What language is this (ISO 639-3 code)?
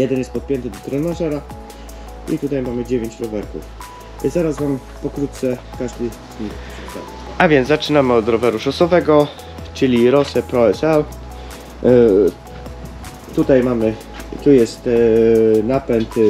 pol